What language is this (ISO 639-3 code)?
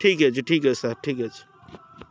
ori